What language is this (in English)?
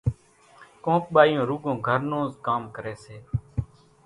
Kachi Koli